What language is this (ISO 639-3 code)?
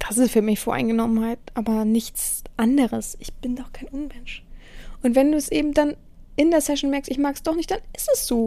deu